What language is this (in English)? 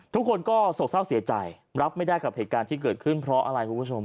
Thai